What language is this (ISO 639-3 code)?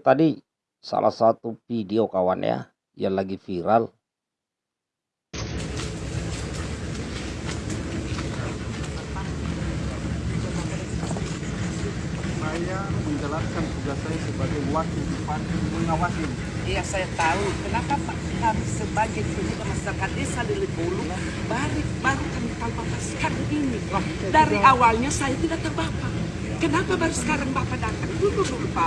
ind